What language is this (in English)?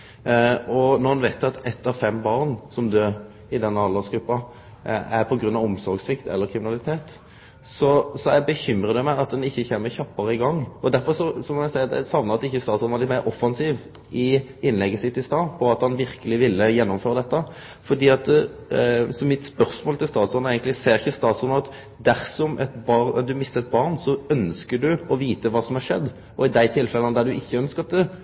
Norwegian Nynorsk